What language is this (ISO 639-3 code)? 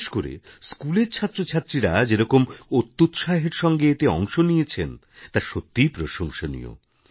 ben